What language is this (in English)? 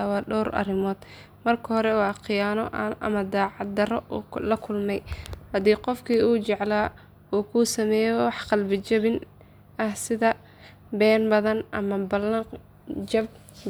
Somali